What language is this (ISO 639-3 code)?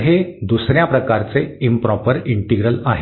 mar